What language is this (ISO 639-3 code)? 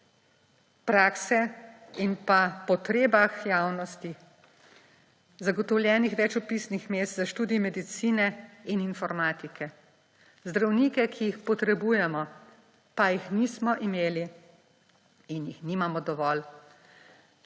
slv